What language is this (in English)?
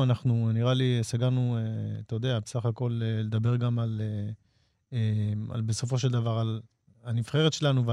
Hebrew